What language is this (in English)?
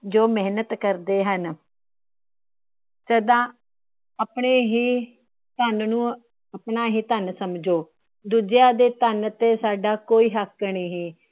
Punjabi